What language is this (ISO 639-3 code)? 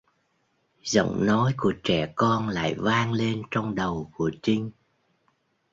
vie